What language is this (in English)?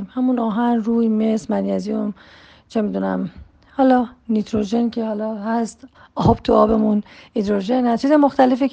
Persian